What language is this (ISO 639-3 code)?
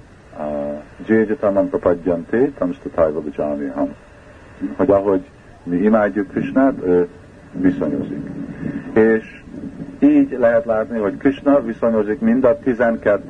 hun